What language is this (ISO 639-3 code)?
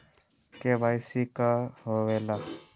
mag